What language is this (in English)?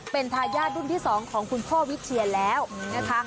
Thai